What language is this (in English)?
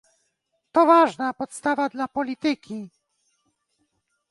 Polish